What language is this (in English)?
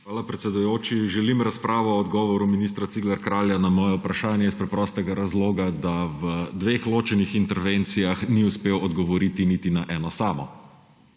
Slovenian